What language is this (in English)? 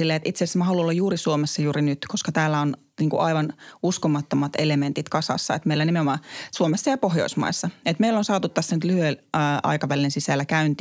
Finnish